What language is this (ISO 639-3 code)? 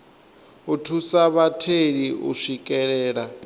ven